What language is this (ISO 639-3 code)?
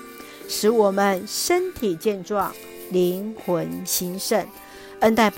zho